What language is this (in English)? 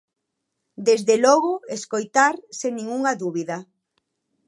Galician